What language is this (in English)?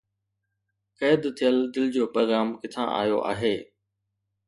Sindhi